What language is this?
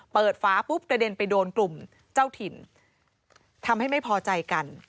Thai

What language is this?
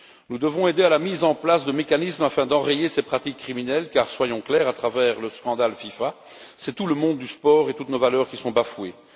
French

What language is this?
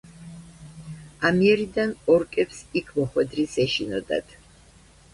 Georgian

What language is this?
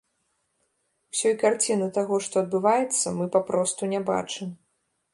Belarusian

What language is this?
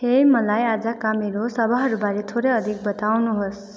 Nepali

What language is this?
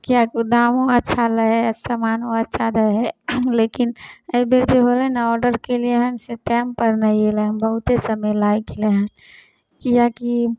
Maithili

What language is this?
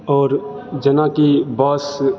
Maithili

